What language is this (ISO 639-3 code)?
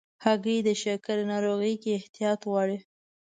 pus